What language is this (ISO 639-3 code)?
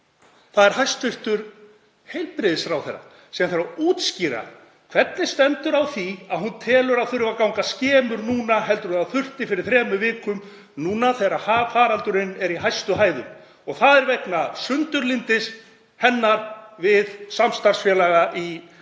isl